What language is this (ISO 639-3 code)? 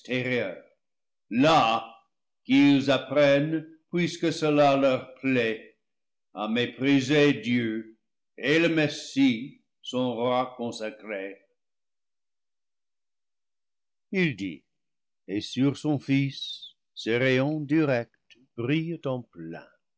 fra